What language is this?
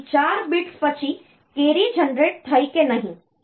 Gujarati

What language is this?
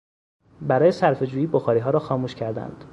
Persian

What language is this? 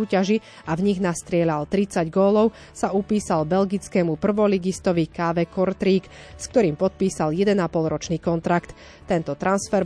Slovak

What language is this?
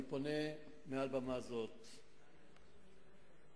Hebrew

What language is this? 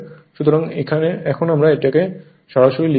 Bangla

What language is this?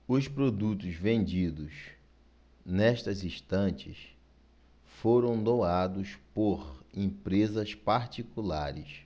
Portuguese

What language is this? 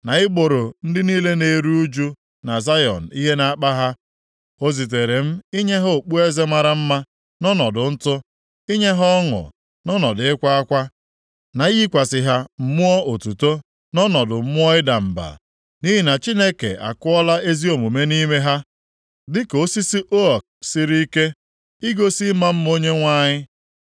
Igbo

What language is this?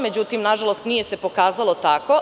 Serbian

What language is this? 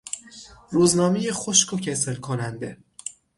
Persian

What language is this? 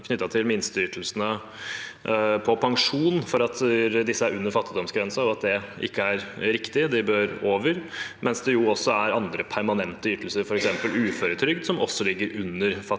Norwegian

